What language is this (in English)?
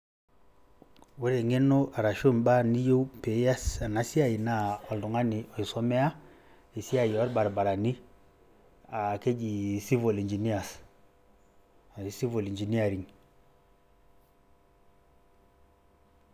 Masai